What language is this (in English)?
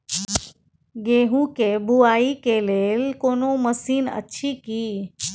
Maithili